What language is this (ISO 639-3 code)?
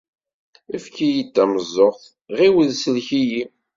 kab